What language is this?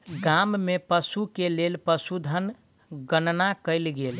Maithili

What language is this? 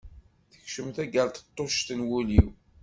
Kabyle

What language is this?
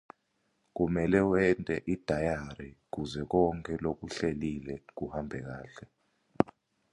Swati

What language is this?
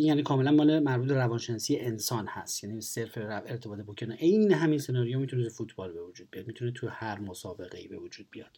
Persian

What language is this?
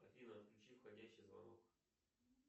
Russian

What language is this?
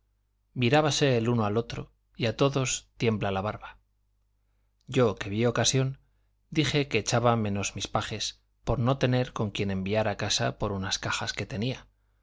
Spanish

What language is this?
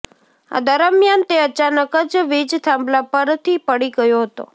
Gujarati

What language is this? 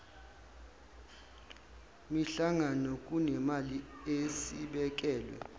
Zulu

